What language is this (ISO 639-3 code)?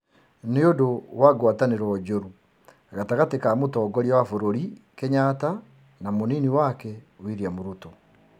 kik